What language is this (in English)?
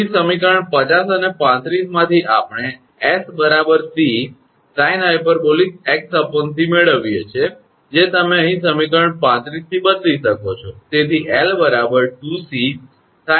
Gujarati